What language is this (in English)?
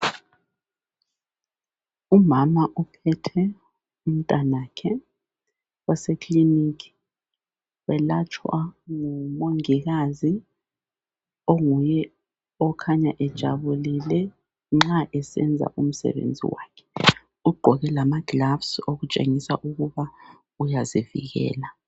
North Ndebele